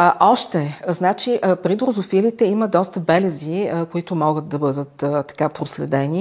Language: Bulgarian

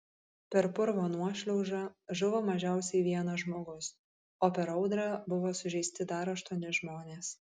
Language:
Lithuanian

